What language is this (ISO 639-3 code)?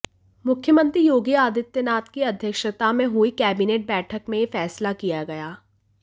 hin